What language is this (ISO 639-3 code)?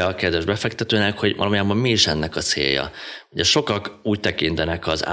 hun